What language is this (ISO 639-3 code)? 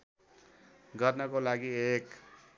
nep